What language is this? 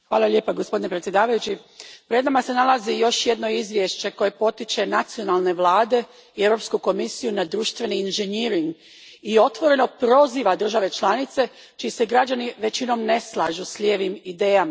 Croatian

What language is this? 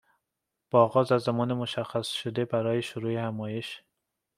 Persian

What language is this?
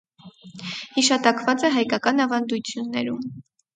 Armenian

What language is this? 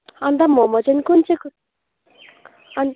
Nepali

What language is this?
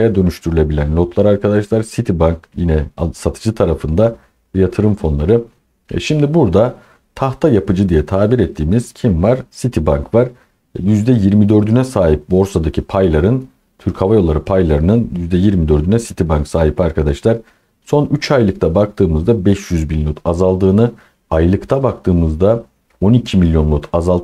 Turkish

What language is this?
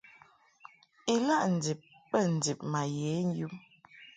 Mungaka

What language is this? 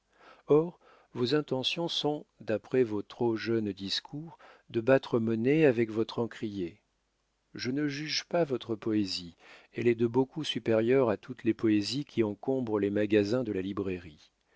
French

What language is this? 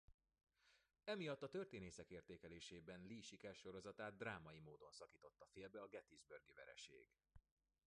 Hungarian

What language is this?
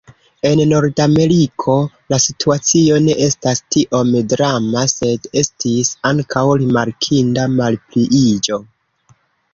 Esperanto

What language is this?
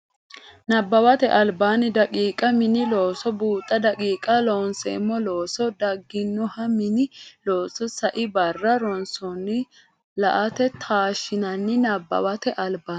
Sidamo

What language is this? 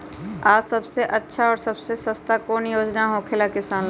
Magahi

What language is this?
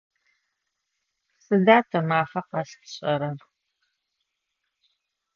Adyghe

